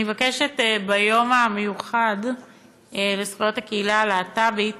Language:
Hebrew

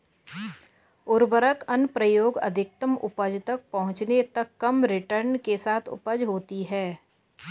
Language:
Hindi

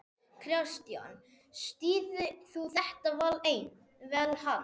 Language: Icelandic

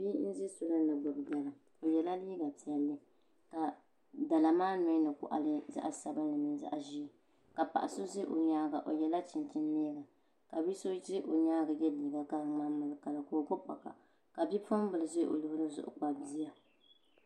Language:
Dagbani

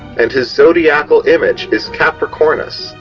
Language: English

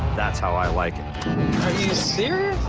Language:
English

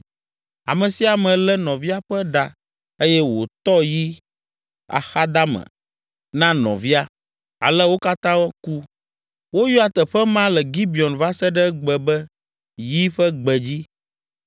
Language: Ewe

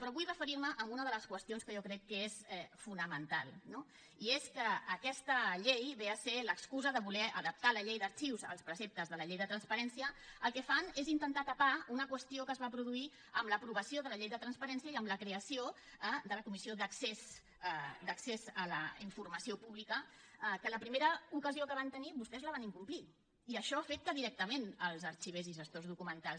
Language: Catalan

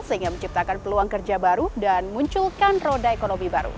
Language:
Indonesian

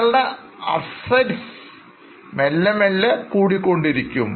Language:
Malayalam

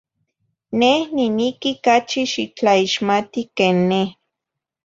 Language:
Zacatlán-Ahuacatlán-Tepetzintla Nahuatl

